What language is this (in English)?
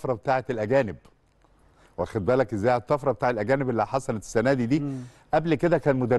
Arabic